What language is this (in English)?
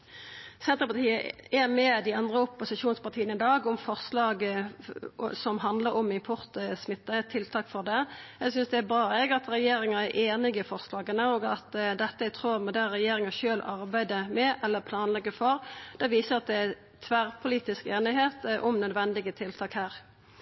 Norwegian Nynorsk